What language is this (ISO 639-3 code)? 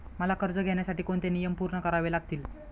mar